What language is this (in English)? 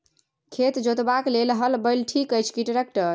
Maithili